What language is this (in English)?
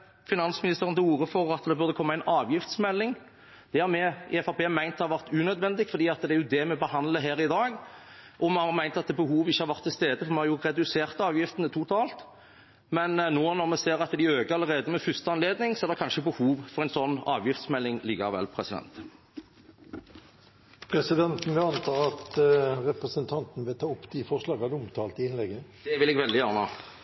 Norwegian